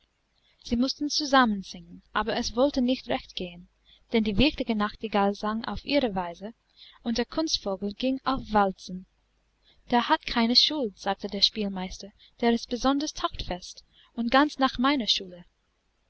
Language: German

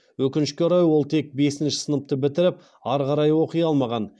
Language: Kazakh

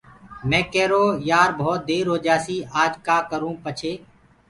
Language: Gurgula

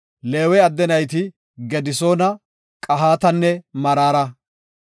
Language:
Gofa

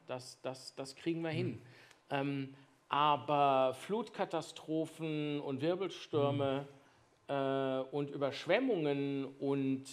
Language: German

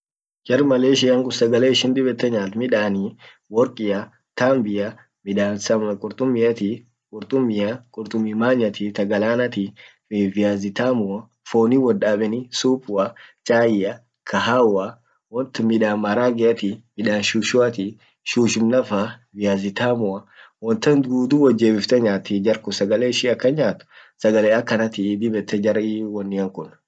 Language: Orma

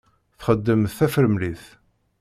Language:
Kabyle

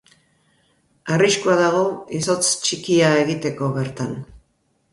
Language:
Basque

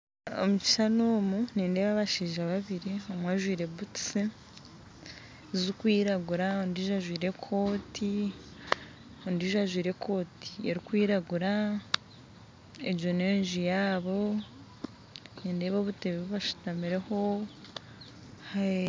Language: Nyankole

